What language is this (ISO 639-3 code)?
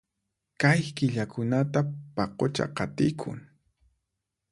qxp